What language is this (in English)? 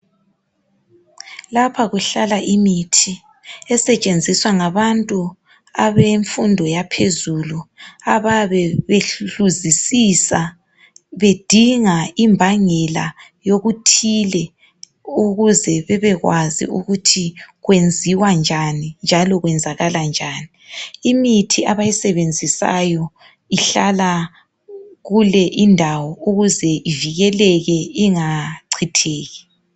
North Ndebele